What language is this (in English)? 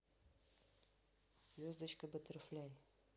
Russian